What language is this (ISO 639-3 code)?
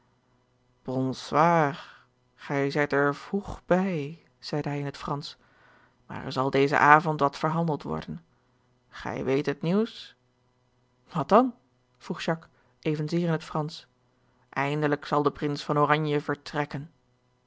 nld